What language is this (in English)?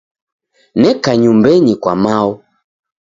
Taita